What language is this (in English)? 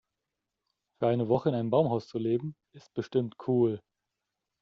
German